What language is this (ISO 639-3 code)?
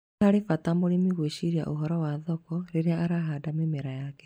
kik